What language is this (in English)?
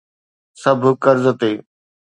Sindhi